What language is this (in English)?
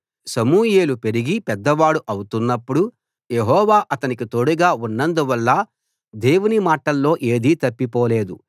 Telugu